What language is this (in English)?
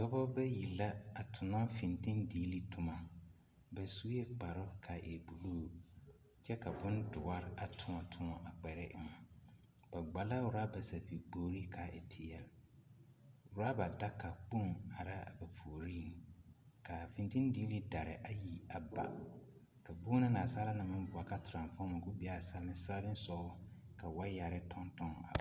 Southern Dagaare